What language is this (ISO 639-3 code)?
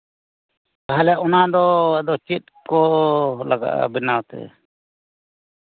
sat